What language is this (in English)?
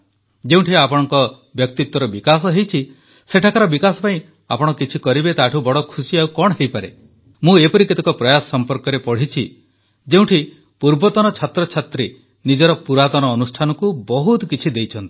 Odia